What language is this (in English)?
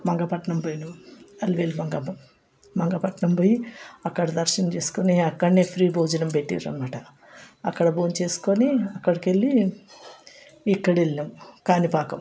Telugu